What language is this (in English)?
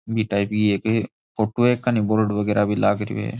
Rajasthani